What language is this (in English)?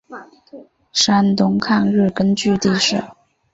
Chinese